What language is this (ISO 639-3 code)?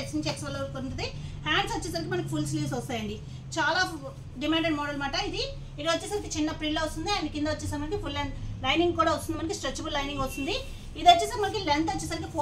tel